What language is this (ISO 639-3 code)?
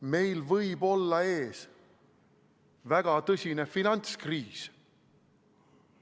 est